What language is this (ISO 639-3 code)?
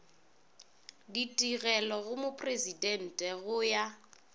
nso